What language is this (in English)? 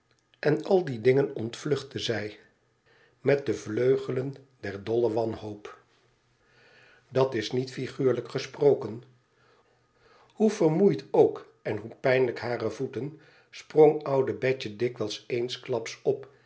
Dutch